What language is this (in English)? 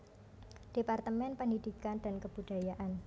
Javanese